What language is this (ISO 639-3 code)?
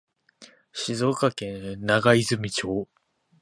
jpn